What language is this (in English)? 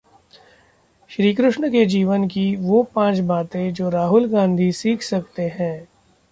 Hindi